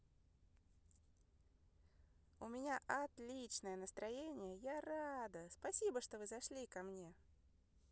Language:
Russian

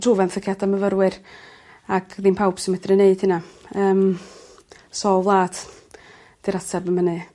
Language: Welsh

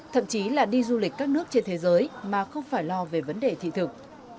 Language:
Vietnamese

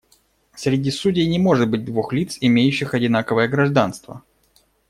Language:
Russian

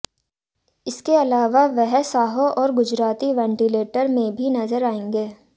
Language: Hindi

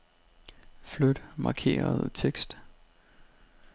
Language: Danish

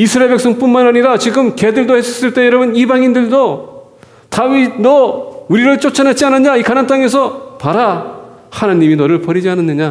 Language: Korean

